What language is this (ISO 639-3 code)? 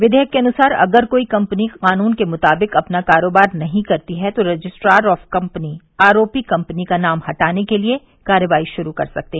hin